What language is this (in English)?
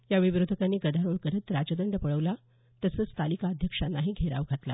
Marathi